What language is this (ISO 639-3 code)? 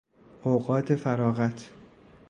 fas